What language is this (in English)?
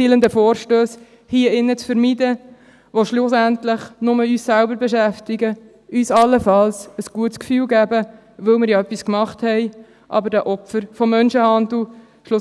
Swiss German